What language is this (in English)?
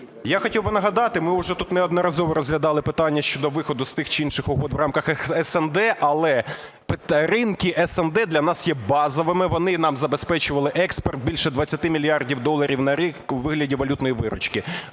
Ukrainian